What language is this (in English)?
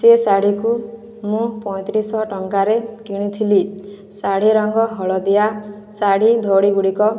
Odia